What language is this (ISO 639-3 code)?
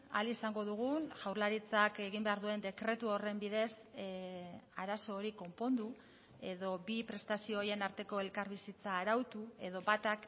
eus